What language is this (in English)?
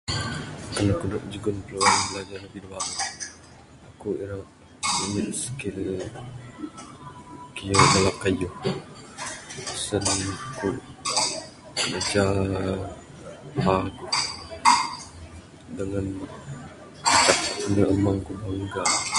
Bukar-Sadung Bidayuh